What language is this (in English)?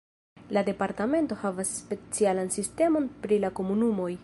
Esperanto